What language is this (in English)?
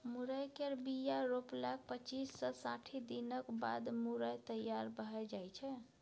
Maithili